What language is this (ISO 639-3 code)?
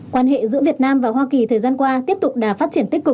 vie